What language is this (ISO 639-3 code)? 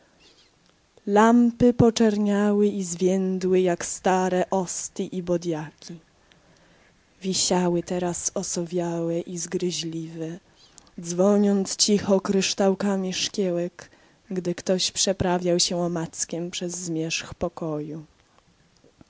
pol